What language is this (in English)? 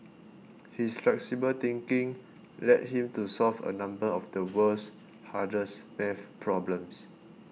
English